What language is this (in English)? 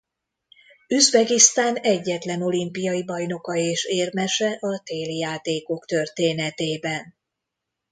Hungarian